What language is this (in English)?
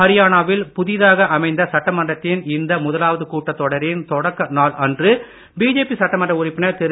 Tamil